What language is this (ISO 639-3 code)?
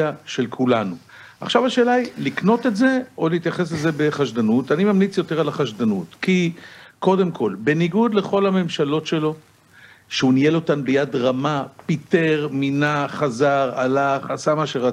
heb